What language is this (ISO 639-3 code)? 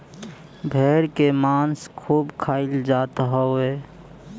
bho